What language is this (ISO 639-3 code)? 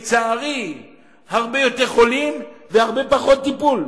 heb